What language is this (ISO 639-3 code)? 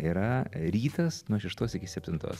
lit